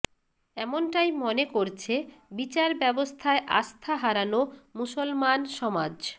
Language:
Bangla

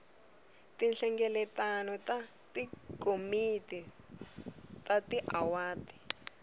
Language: Tsonga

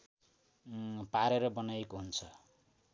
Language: Nepali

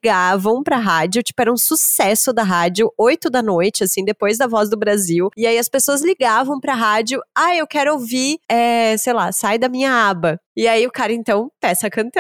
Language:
Portuguese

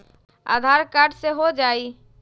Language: Magahi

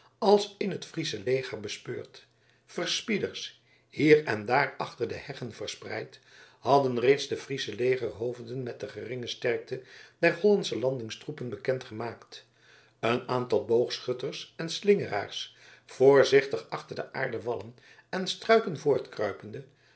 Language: Dutch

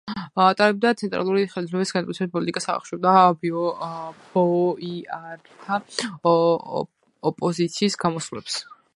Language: Georgian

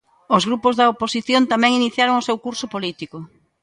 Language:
Galician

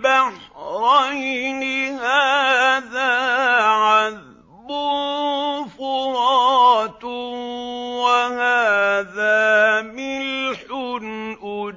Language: Arabic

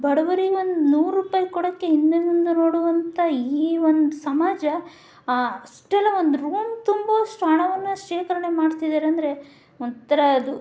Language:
Kannada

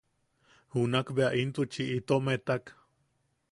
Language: Yaqui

